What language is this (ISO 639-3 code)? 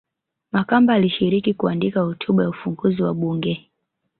swa